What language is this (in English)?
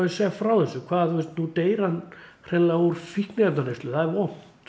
Icelandic